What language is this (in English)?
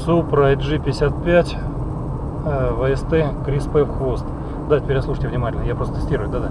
Russian